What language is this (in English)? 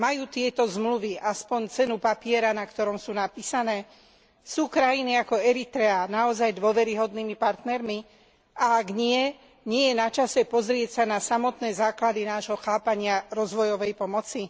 Slovak